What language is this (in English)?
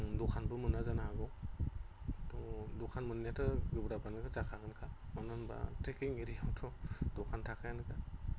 Bodo